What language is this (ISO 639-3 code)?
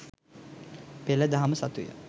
sin